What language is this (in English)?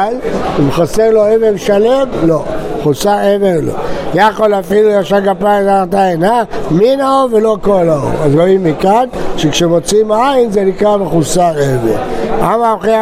Hebrew